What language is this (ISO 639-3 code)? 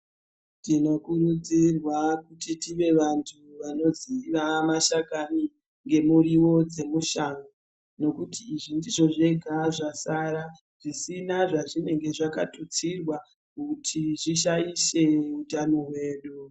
ndc